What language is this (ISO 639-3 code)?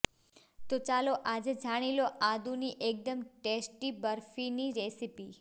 guj